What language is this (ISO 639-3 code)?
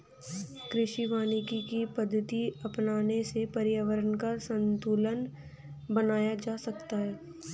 hin